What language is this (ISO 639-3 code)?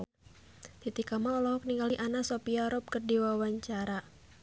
sun